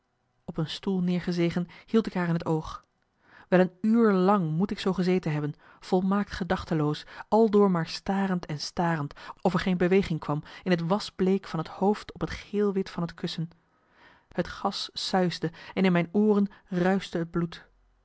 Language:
Dutch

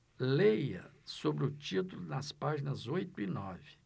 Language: Portuguese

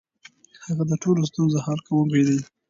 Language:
Pashto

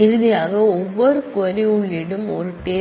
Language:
Tamil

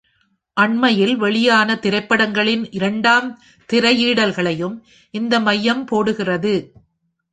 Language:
Tamil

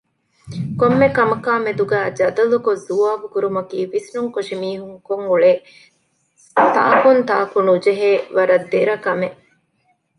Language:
Divehi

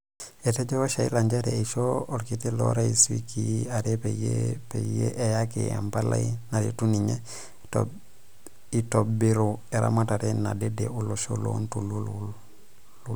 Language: Masai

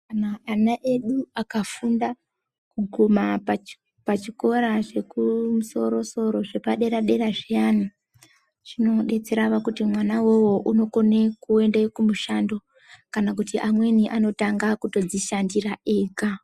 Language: Ndau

